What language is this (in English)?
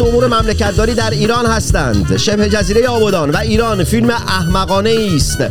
Persian